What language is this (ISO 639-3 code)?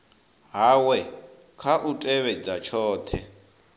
ven